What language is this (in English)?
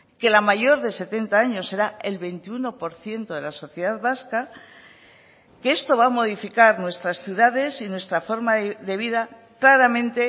Spanish